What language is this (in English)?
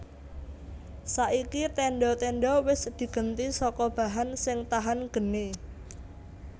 Javanese